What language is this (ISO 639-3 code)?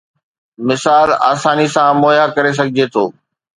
snd